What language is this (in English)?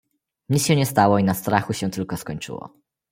Polish